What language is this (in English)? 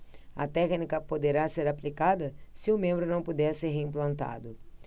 Portuguese